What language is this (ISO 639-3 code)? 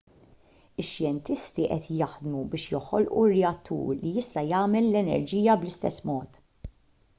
mlt